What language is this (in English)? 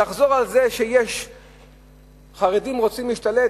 Hebrew